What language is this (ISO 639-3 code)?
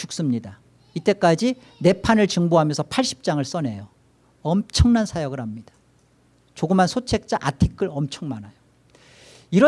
kor